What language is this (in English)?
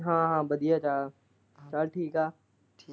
Punjabi